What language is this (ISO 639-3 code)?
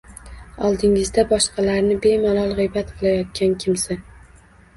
uzb